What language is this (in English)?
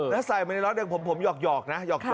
Thai